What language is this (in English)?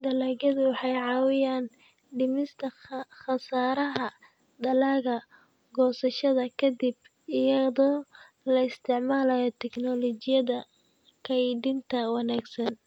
Somali